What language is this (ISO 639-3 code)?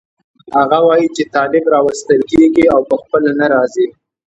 pus